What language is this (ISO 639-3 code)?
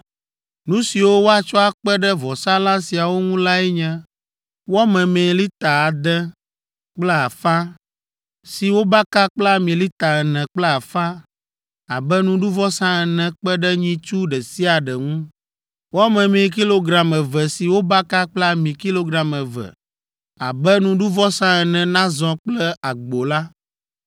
ewe